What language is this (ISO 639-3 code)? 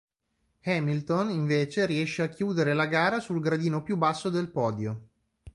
ita